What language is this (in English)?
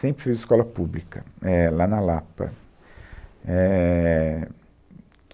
Portuguese